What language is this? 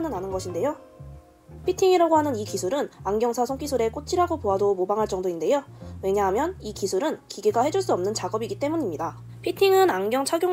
Korean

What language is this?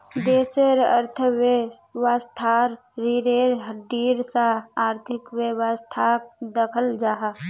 Magahi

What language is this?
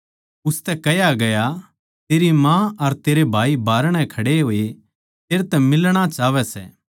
Haryanvi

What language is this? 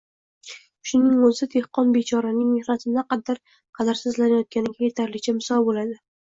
Uzbek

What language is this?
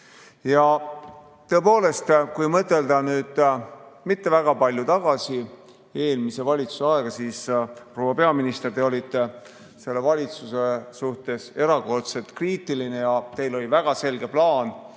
Estonian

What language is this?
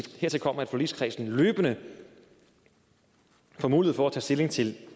Danish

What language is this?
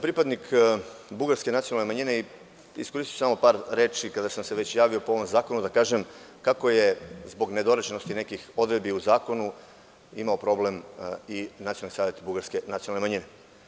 Serbian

